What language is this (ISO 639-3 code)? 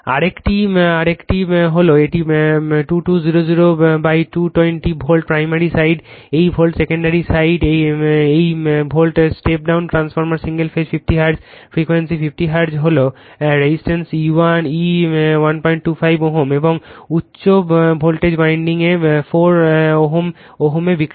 ben